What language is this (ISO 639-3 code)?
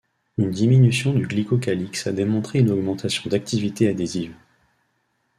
fra